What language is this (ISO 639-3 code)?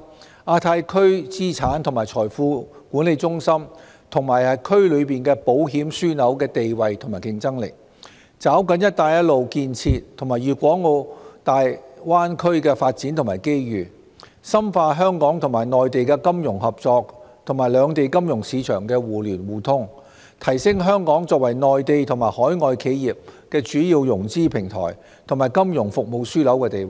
yue